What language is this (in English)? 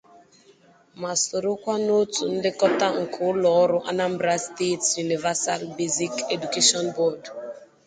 Igbo